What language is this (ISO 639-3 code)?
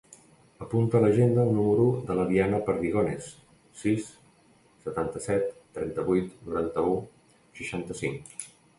cat